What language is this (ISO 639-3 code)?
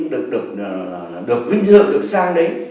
vie